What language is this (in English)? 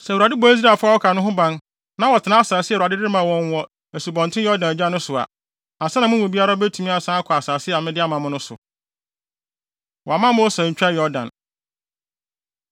Akan